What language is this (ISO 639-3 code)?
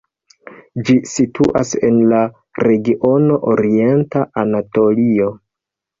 epo